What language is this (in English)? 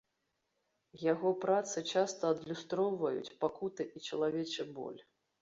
Belarusian